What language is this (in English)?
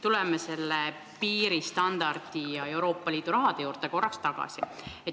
Estonian